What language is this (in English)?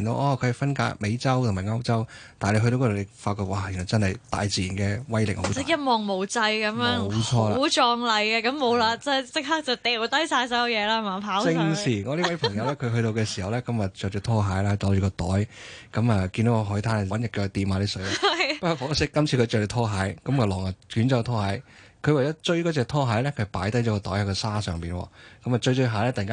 Chinese